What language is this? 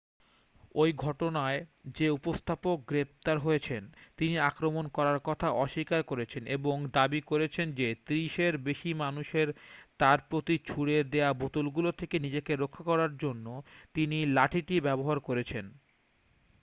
Bangla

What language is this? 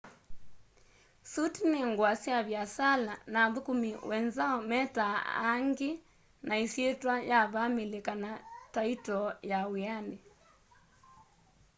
Kamba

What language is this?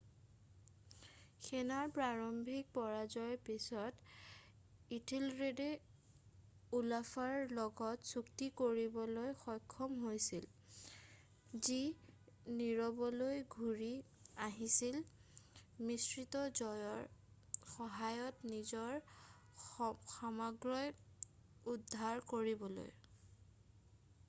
Assamese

